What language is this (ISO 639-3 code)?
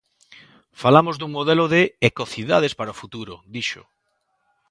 glg